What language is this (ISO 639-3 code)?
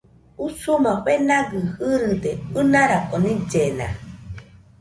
hux